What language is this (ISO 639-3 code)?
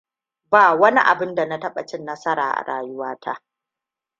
hau